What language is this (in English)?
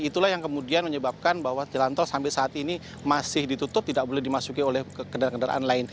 Indonesian